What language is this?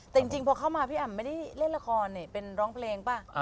Thai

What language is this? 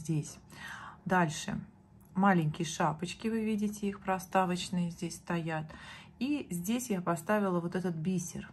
Russian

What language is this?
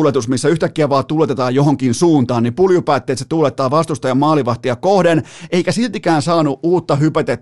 Finnish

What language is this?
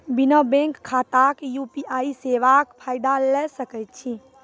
Maithili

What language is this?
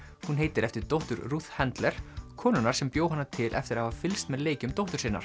Icelandic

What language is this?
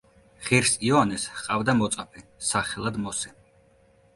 Georgian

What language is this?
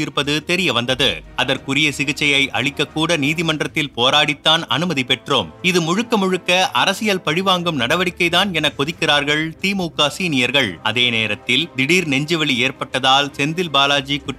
Tamil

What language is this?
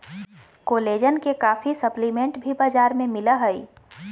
Magahi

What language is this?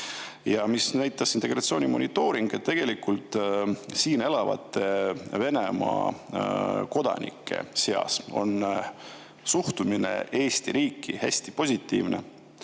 Estonian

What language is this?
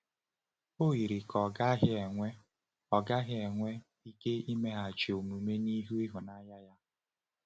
Igbo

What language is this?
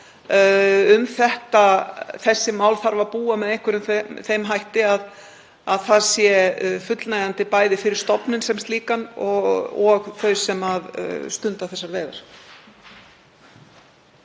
Icelandic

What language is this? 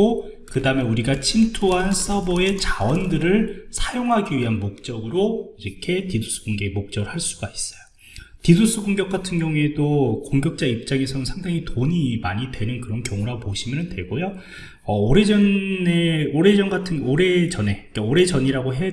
Korean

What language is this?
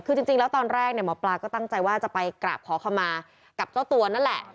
Thai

